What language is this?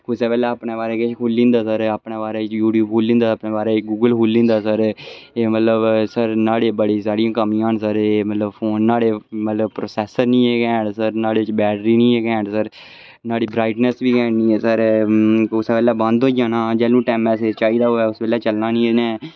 Dogri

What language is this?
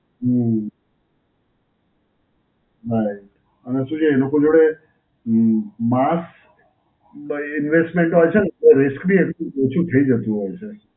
Gujarati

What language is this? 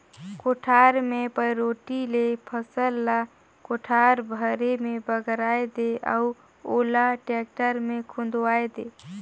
Chhattisgarhi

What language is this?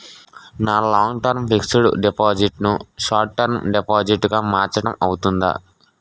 Telugu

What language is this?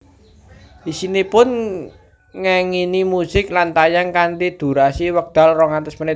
Javanese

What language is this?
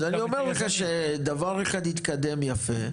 Hebrew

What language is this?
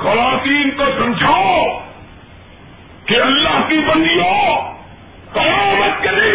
Urdu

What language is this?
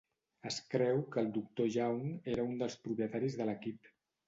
Catalan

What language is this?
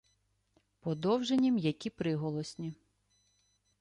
Ukrainian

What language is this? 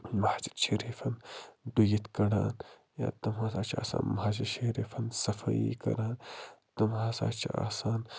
Kashmiri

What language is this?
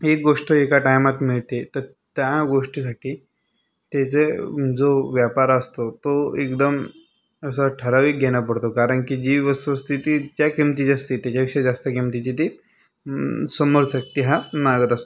Marathi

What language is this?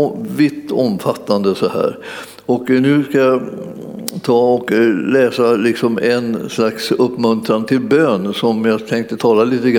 Swedish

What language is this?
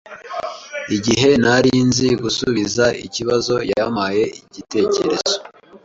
Kinyarwanda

